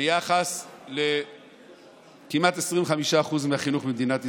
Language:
Hebrew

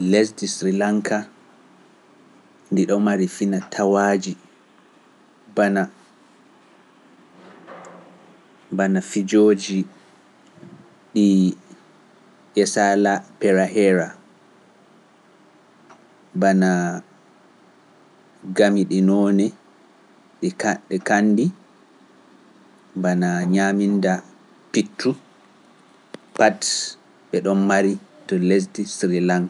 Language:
Pular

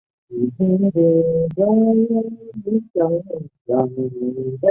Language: Chinese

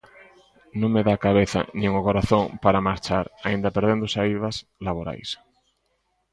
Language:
Galician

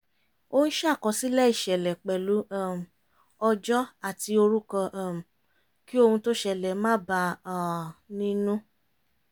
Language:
Yoruba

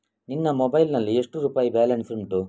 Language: Kannada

